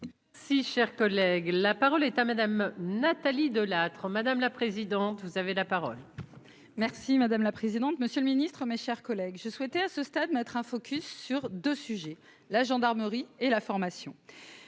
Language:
French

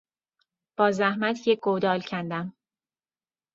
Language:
Persian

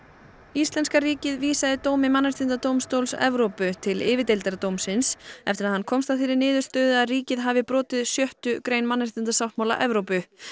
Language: Icelandic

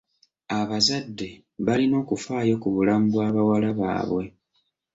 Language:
Ganda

